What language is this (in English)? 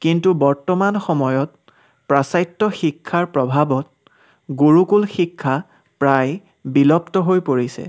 Assamese